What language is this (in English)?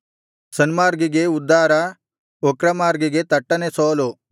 Kannada